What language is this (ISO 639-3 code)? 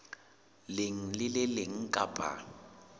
sot